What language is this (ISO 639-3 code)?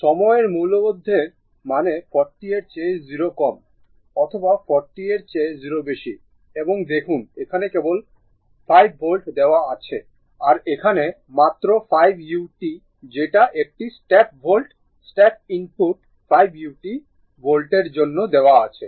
ben